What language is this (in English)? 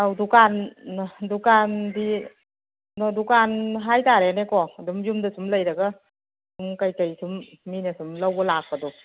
Manipuri